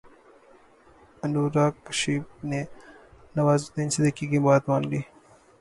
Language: Urdu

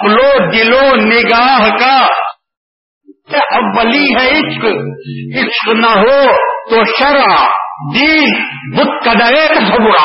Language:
Urdu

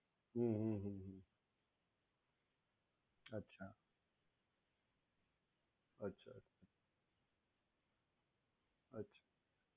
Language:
Gujarati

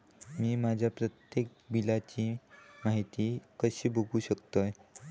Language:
Marathi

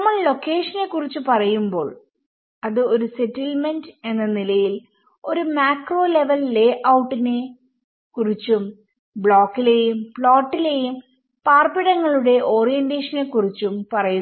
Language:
Malayalam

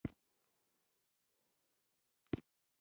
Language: Pashto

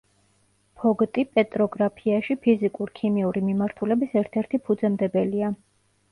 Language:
Georgian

